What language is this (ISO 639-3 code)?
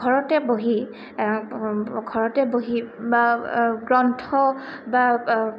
asm